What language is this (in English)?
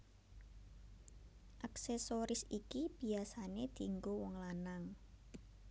Javanese